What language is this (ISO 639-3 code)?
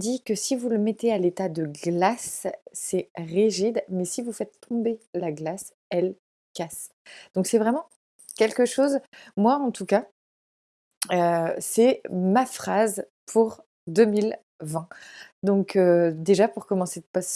fra